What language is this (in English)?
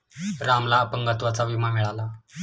Marathi